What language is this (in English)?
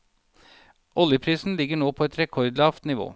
Norwegian